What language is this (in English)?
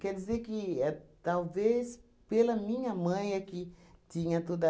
Portuguese